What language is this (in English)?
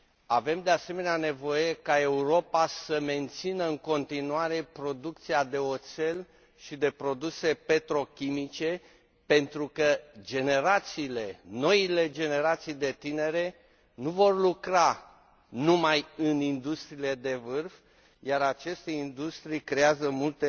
Romanian